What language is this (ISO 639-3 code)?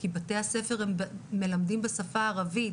heb